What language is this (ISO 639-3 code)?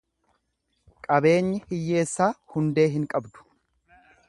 orm